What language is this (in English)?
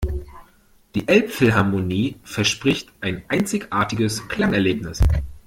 German